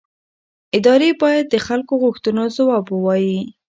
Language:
Pashto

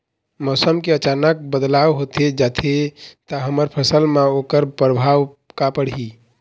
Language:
Chhattisgarhi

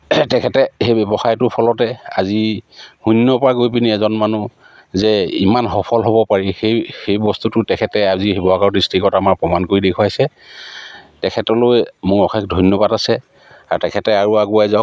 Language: Assamese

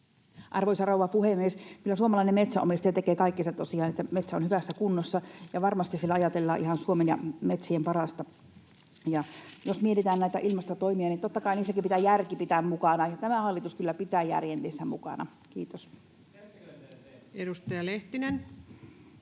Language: Finnish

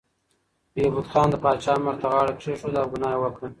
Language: Pashto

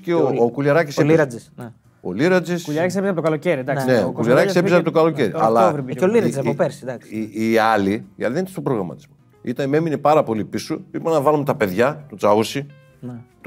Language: Greek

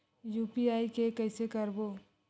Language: Chhattisgarhi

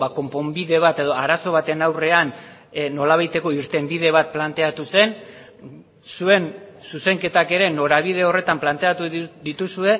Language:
Basque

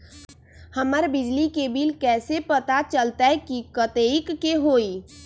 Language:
Magahi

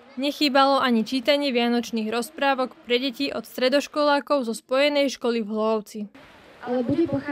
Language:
Slovak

